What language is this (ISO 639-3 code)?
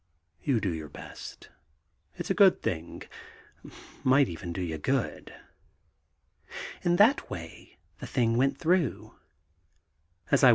eng